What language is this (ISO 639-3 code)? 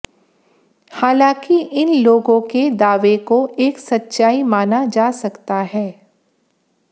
hin